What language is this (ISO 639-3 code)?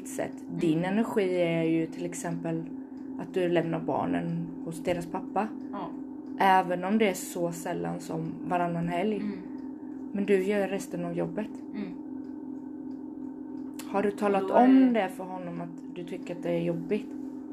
swe